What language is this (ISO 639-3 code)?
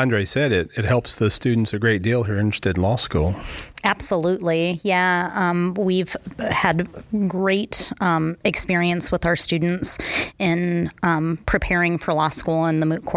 eng